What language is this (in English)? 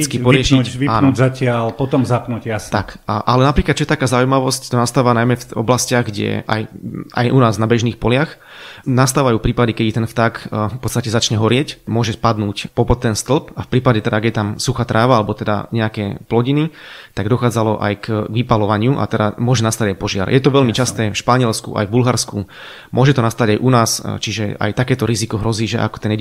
Slovak